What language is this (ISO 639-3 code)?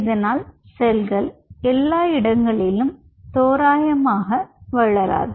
tam